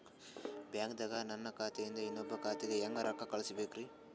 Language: Kannada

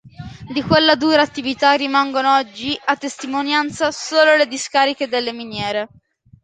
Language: Italian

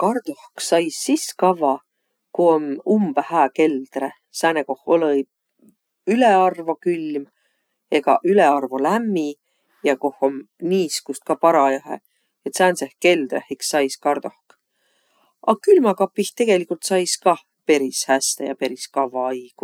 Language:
Võro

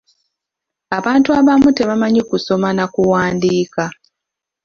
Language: Ganda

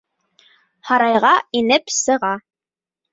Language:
Bashkir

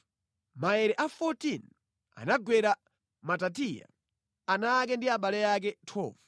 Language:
Nyanja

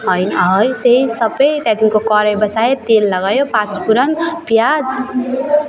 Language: Nepali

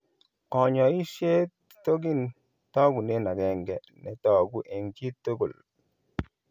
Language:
Kalenjin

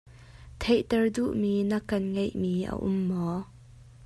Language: Hakha Chin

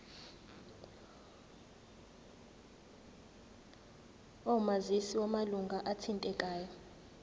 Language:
Zulu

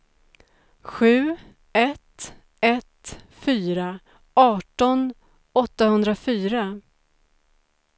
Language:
Swedish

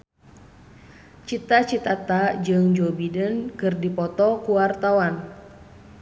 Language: Sundanese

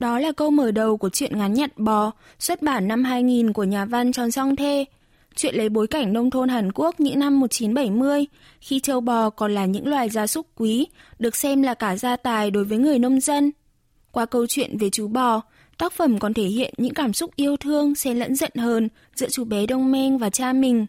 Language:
Vietnamese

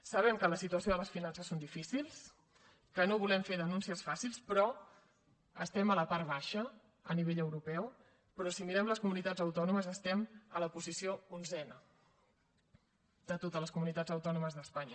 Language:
Catalan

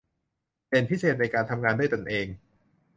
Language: Thai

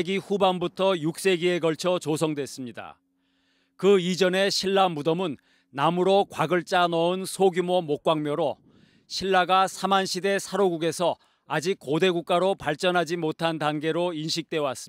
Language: Korean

